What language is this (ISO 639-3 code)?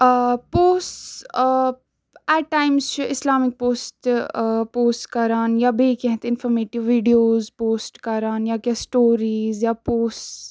kas